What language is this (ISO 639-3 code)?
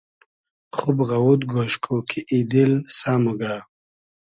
haz